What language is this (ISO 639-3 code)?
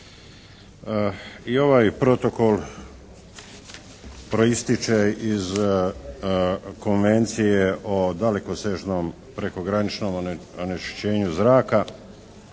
hrv